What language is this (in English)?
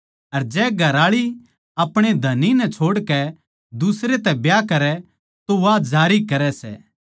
Haryanvi